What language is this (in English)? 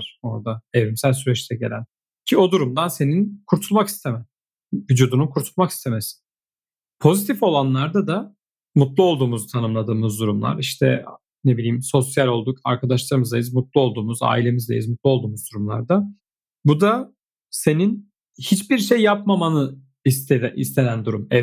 Turkish